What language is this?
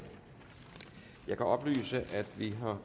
Danish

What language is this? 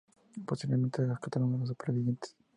Spanish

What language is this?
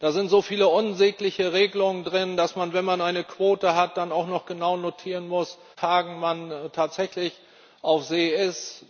German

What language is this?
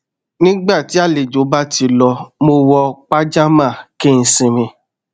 Yoruba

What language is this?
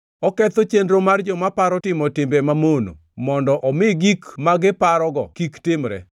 Luo (Kenya and Tanzania)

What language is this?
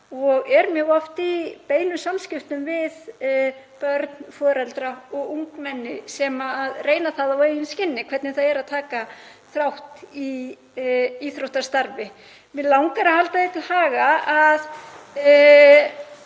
Icelandic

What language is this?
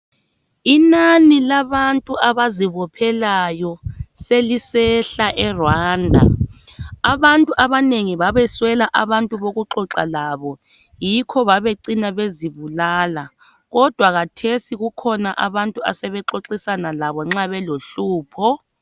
North Ndebele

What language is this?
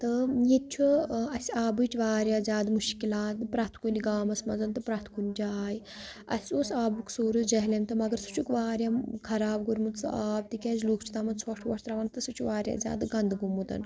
Kashmiri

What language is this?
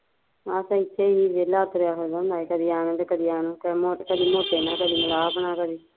Punjabi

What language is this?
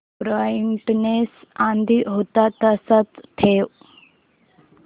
Marathi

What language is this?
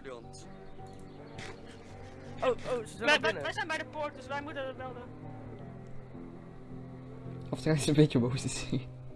Dutch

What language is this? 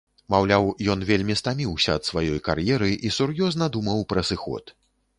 Belarusian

